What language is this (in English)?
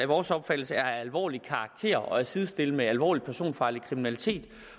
Danish